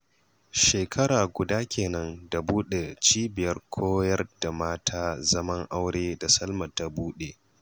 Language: Hausa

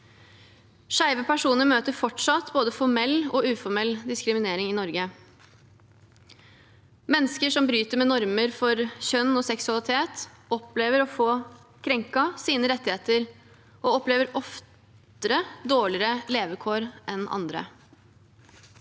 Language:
Norwegian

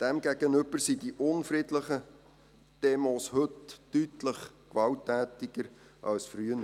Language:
Swiss German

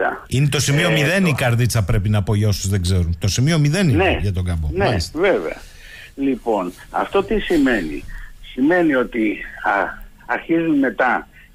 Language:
Greek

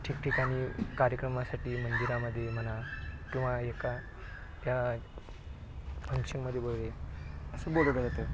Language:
Marathi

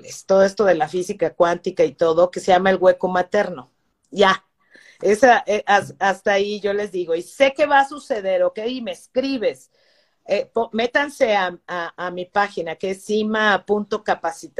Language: Spanish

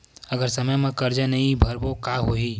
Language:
Chhattisgarhi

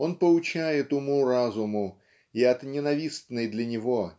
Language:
Russian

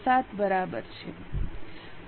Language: Gujarati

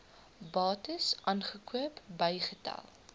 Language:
Afrikaans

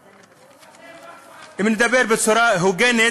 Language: Hebrew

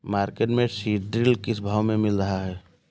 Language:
Hindi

